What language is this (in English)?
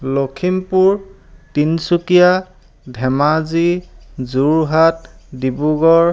Assamese